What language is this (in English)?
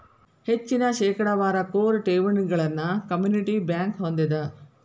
Kannada